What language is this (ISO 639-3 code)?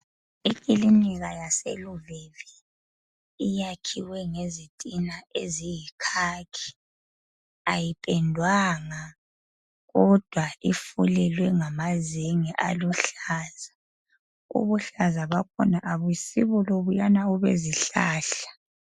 nde